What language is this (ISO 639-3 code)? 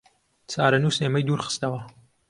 ckb